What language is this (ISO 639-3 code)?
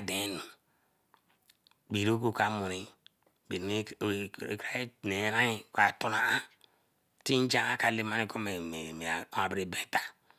elm